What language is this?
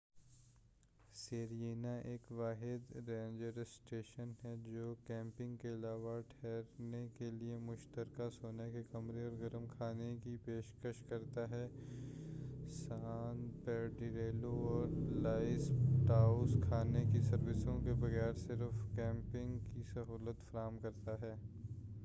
Urdu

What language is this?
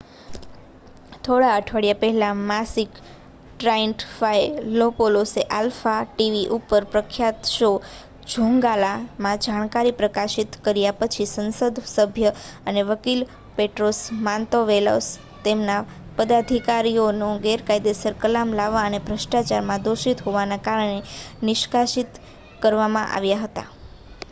Gujarati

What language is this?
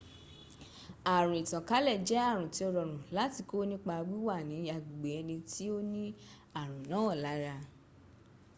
Yoruba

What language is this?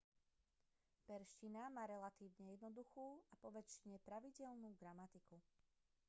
Slovak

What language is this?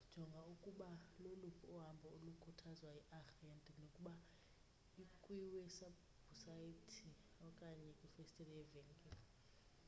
Xhosa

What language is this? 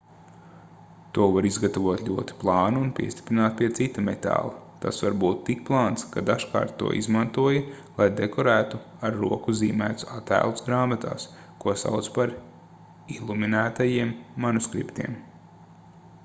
Latvian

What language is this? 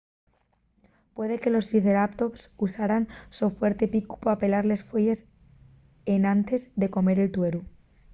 Asturian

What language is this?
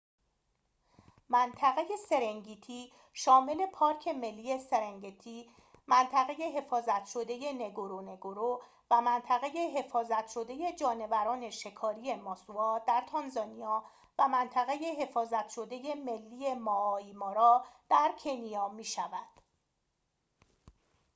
Persian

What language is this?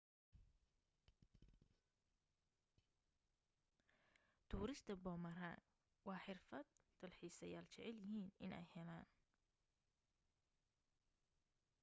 Somali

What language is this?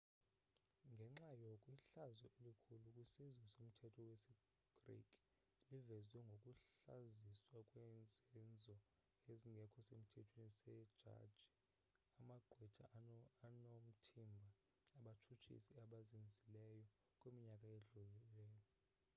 Xhosa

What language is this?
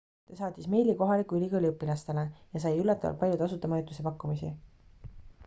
Estonian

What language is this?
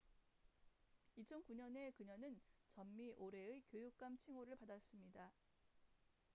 Korean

